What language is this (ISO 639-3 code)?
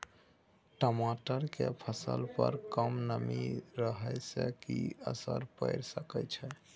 mai